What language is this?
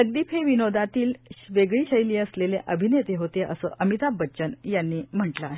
Marathi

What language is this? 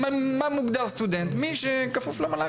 Hebrew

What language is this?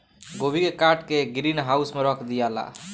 Bhojpuri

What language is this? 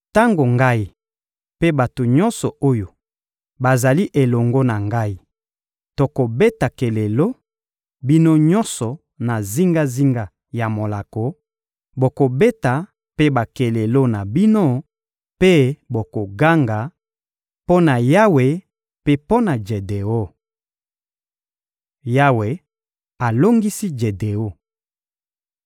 Lingala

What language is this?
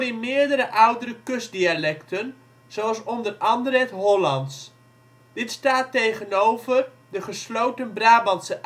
Dutch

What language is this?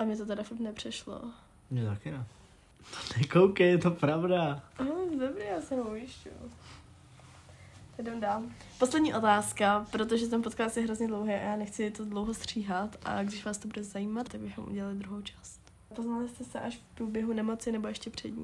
Czech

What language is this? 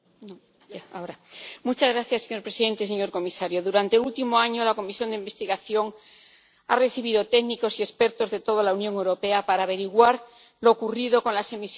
Spanish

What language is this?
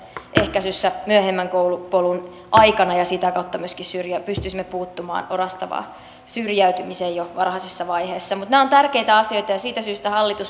Finnish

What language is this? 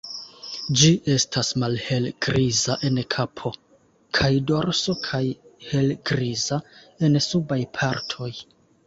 Esperanto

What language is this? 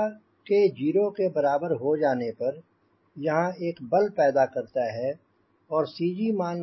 Hindi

